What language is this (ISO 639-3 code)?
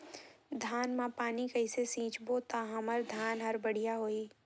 hne